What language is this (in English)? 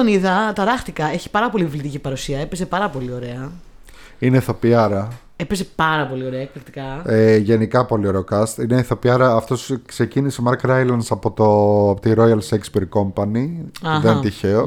Greek